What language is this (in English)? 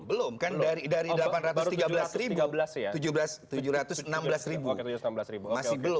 Indonesian